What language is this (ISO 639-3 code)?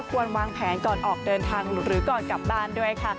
tha